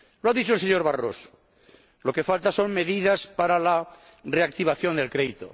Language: Spanish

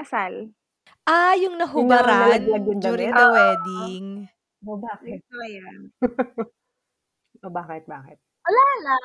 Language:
Filipino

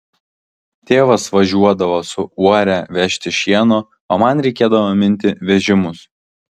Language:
Lithuanian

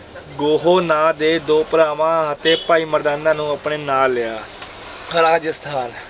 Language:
Punjabi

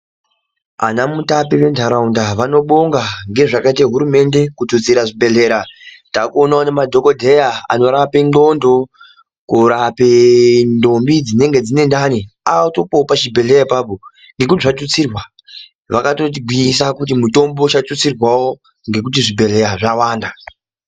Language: Ndau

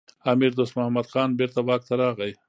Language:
Pashto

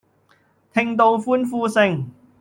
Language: Cantonese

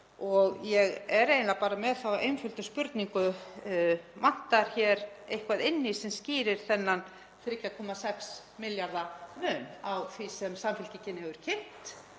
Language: Icelandic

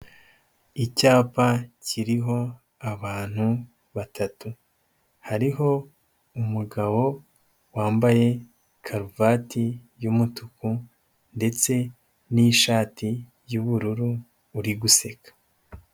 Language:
Kinyarwanda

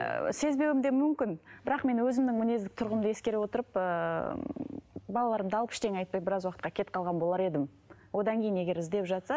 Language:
Kazakh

